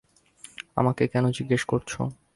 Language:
Bangla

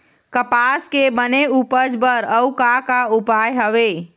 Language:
Chhattisgarhi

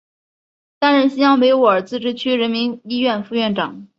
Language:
Chinese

